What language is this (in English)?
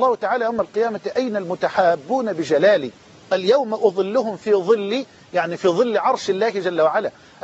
Arabic